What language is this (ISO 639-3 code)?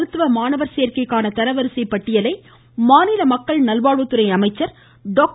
tam